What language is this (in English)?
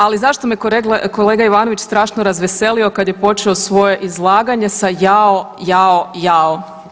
Croatian